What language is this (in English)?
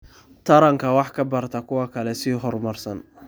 Somali